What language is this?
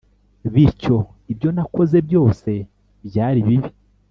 Kinyarwanda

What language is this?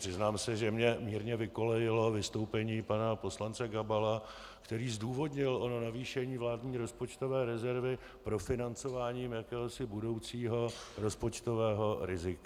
Czech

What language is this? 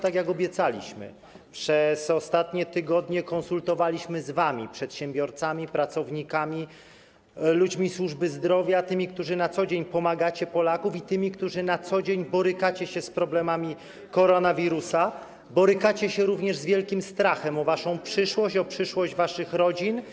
Polish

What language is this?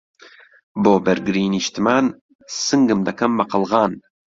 Central Kurdish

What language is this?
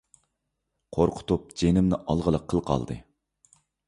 Uyghur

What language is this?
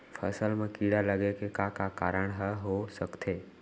Chhattisgarhi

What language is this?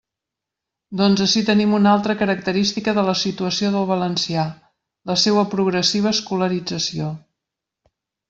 Catalan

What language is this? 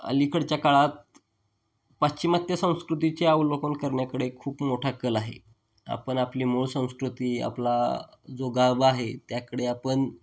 Marathi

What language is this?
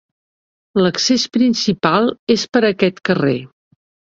Catalan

